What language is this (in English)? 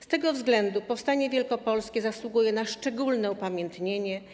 Polish